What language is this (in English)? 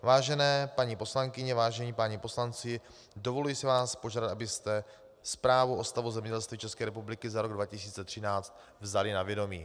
Czech